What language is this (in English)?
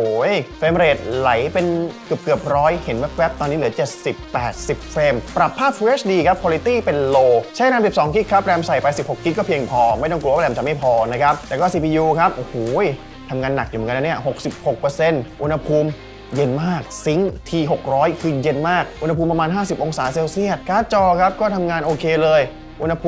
Thai